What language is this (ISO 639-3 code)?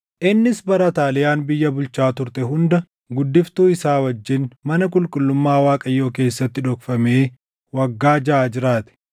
orm